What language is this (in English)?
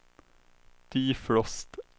Swedish